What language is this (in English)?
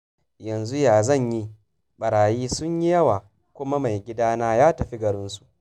Hausa